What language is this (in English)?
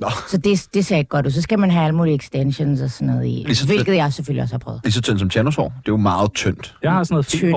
Danish